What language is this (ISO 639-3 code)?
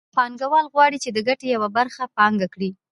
pus